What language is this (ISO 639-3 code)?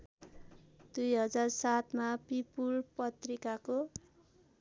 nep